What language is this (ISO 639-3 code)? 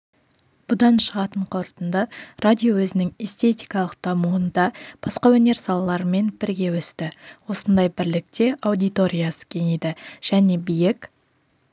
kaz